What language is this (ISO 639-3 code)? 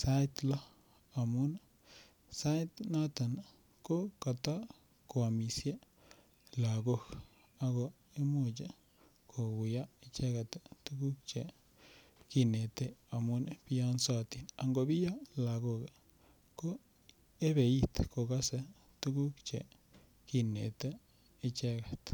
kln